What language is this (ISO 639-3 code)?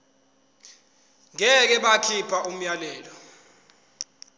zul